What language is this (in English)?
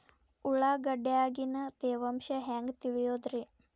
Kannada